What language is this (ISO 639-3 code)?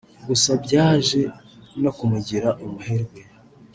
kin